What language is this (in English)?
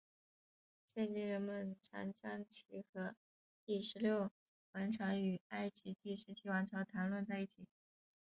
Chinese